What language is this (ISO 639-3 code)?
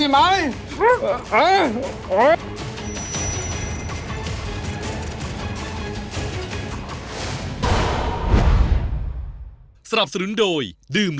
tha